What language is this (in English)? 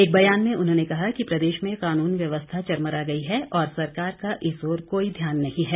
Hindi